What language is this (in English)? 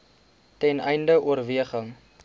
Afrikaans